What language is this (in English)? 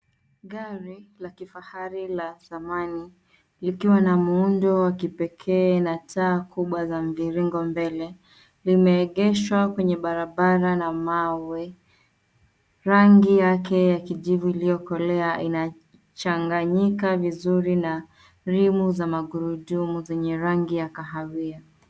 Swahili